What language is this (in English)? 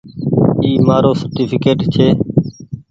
Goaria